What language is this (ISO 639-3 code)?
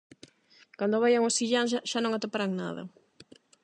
glg